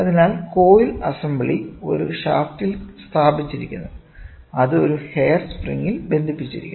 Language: Malayalam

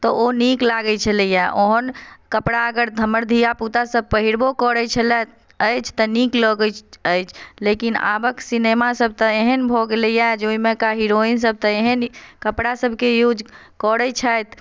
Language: Maithili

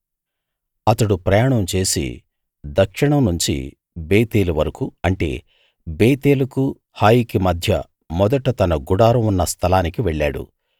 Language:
Telugu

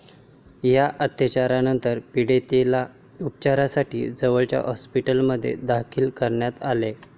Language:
Marathi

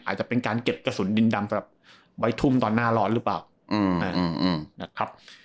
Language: Thai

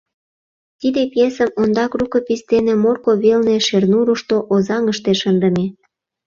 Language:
Mari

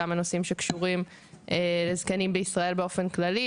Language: Hebrew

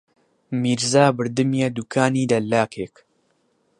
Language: Central Kurdish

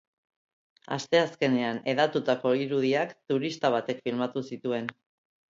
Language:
Basque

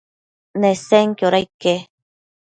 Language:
Matsés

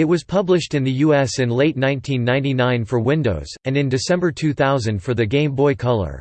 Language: English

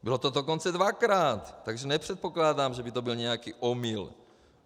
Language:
Czech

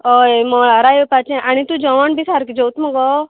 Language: Konkani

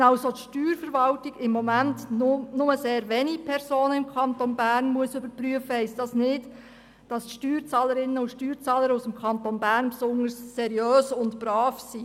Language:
Swiss German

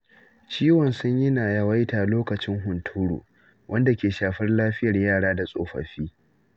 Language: Hausa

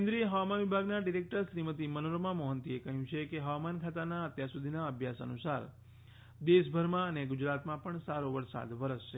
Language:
Gujarati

